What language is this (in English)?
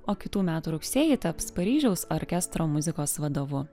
Lithuanian